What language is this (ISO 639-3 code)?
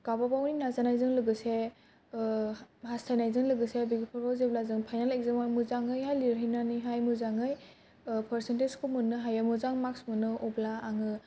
brx